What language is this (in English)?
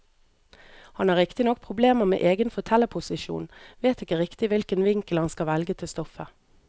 Norwegian